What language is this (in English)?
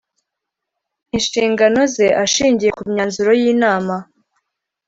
Kinyarwanda